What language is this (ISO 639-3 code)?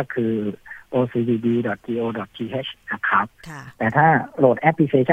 tha